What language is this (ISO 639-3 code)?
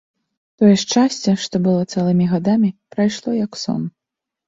bel